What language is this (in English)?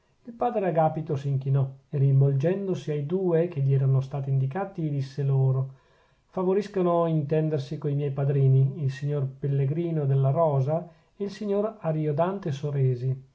Italian